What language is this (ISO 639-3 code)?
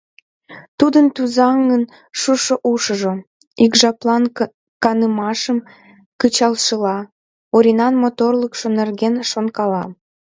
chm